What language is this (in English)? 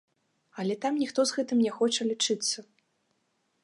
Belarusian